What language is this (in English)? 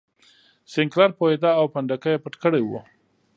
Pashto